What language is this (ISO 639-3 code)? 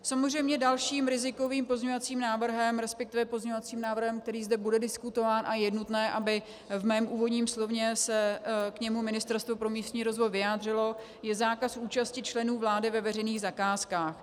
ces